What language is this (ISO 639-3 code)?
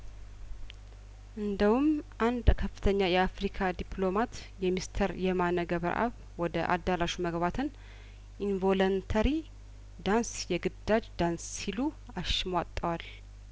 amh